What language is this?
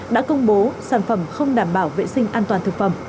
Vietnamese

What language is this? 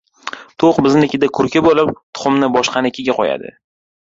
Uzbek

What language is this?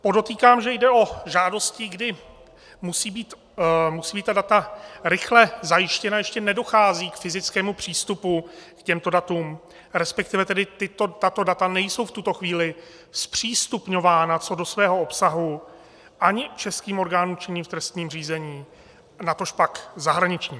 Czech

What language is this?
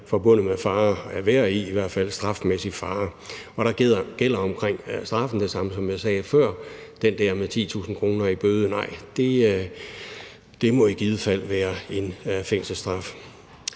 Danish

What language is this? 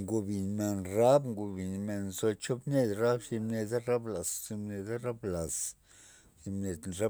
Loxicha Zapotec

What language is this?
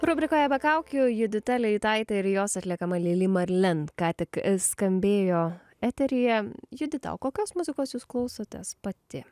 Lithuanian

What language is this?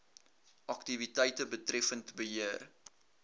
Afrikaans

